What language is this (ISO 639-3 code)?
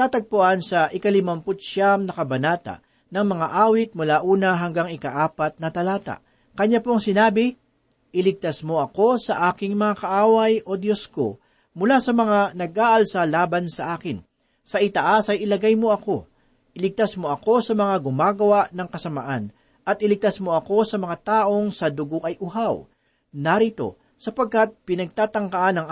fil